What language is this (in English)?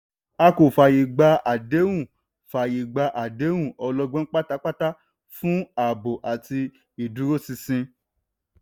Yoruba